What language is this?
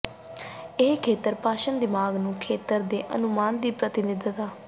Punjabi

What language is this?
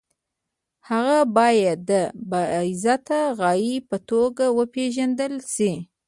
Pashto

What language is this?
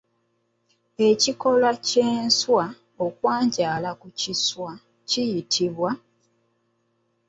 Ganda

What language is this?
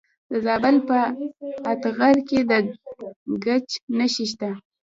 Pashto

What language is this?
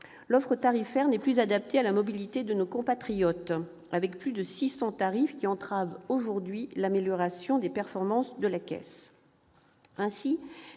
French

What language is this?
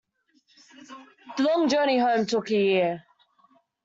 English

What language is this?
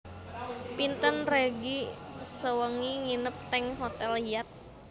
Javanese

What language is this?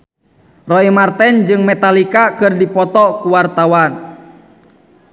Sundanese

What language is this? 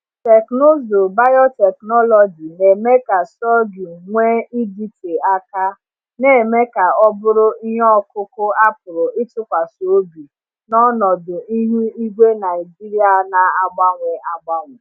Igbo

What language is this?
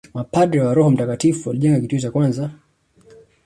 Swahili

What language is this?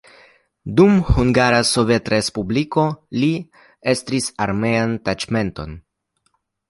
Esperanto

